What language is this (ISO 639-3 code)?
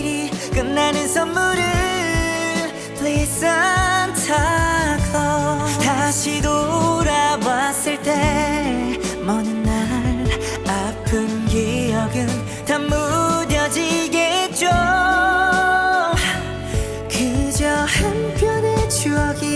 jpn